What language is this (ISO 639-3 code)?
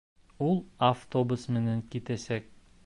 bak